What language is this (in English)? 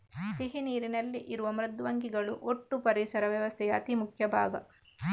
Kannada